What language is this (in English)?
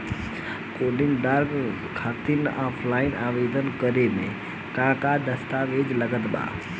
Bhojpuri